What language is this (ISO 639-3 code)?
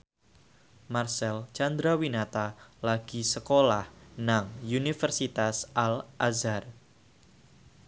jav